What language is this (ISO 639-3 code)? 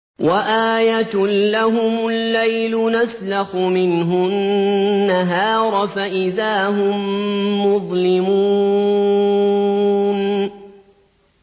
ara